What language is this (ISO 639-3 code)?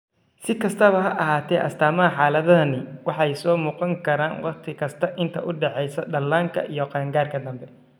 som